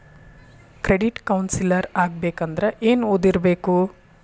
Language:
Kannada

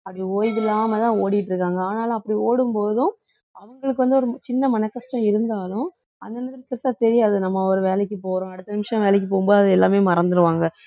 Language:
Tamil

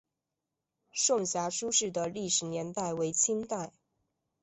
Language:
Chinese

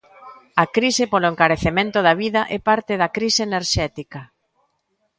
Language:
Galician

